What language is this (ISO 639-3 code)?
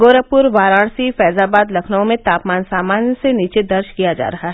hin